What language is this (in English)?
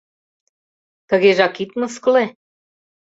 Mari